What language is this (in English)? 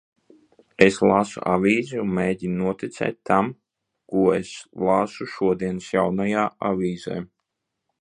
Latvian